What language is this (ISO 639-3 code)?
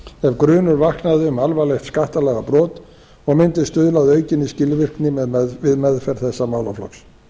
isl